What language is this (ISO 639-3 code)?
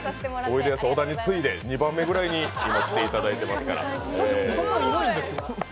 jpn